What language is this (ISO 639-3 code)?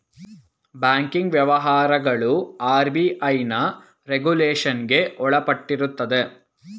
kan